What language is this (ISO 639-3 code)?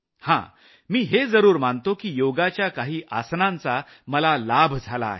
mar